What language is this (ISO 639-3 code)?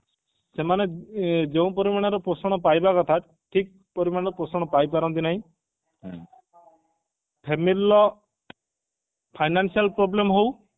ori